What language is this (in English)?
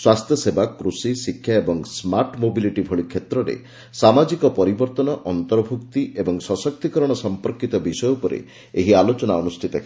Odia